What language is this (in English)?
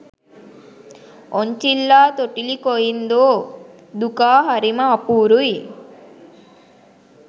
Sinhala